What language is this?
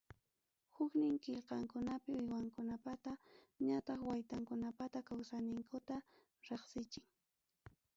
Ayacucho Quechua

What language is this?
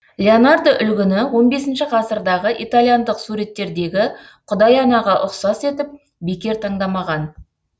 Kazakh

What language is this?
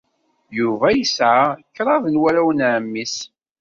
Kabyle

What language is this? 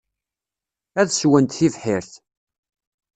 Kabyle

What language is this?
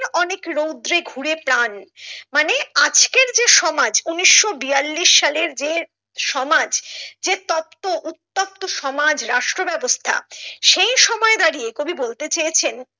Bangla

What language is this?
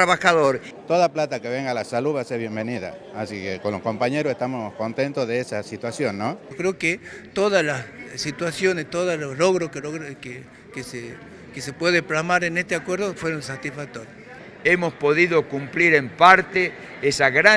Spanish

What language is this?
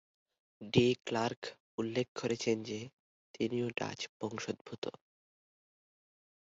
Bangla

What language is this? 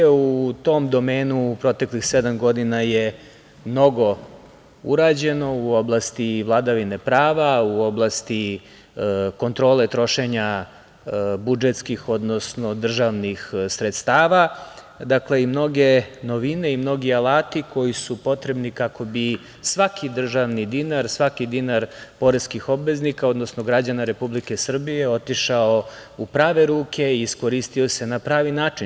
Serbian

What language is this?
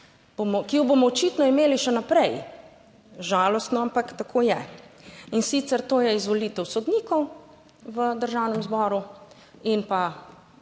Slovenian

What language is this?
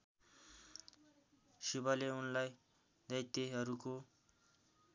Nepali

